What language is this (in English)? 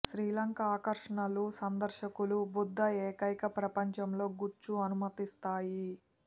Telugu